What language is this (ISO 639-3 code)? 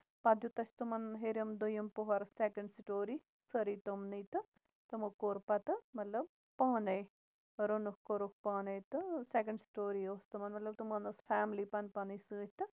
kas